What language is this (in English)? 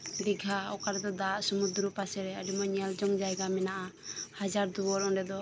Santali